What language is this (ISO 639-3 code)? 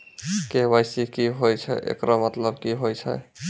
mai